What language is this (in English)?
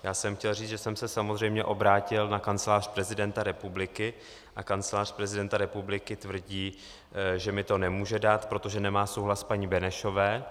Czech